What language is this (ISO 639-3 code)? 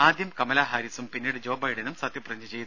mal